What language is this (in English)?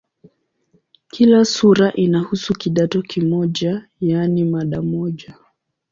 Swahili